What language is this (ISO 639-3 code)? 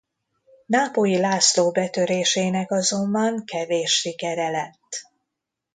hun